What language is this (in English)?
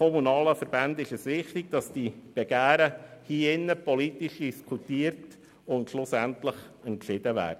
Swiss German